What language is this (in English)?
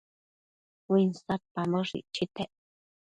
Matsés